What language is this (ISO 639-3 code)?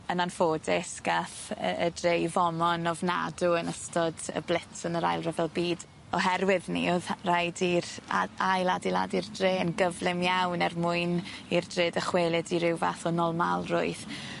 cym